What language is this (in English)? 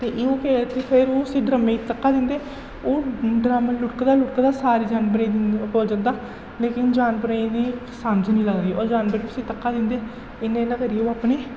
Dogri